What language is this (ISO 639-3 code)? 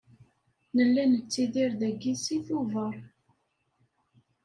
kab